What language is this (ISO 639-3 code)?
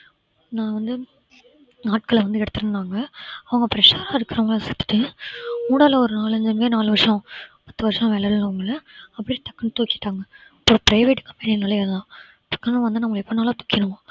tam